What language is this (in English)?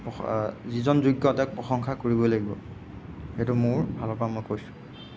Assamese